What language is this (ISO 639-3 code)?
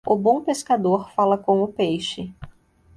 por